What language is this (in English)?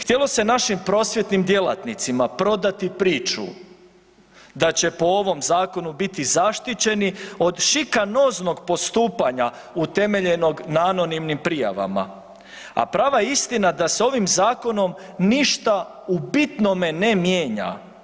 Croatian